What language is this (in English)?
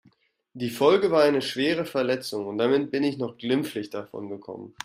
German